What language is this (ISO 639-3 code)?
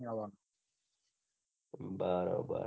guj